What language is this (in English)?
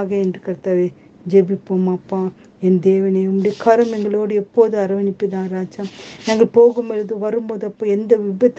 Tamil